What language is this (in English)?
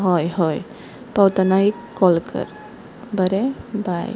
Konkani